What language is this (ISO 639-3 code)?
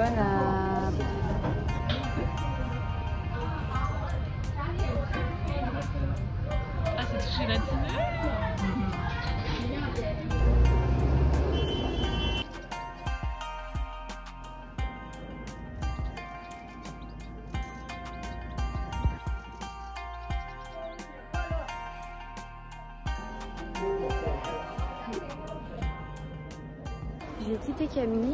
fra